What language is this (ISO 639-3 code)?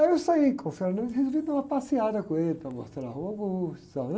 por